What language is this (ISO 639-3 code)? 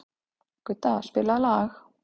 isl